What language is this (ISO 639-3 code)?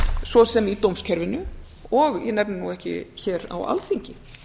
isl